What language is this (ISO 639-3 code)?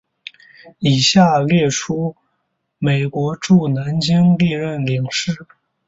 zho